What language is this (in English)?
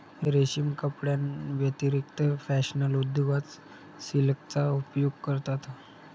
Marathi